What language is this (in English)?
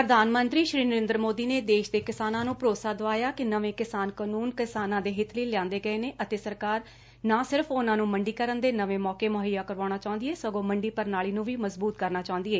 Punjabi